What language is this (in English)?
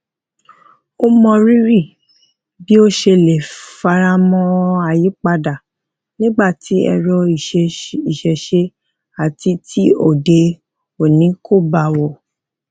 Yoruba